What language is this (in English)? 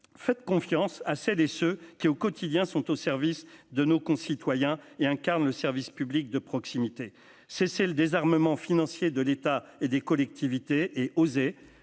French